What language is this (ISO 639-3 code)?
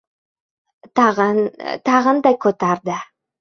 uzb